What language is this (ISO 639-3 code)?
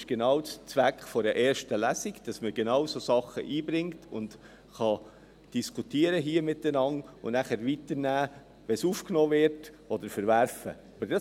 gsw